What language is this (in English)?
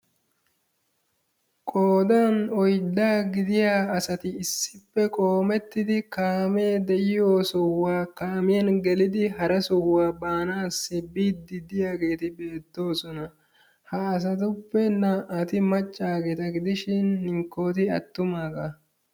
Wolaytta